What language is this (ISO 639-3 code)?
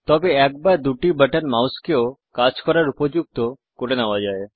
ben